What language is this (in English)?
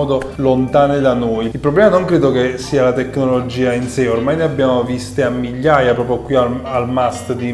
Italian